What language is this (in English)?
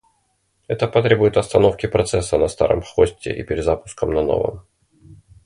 Russian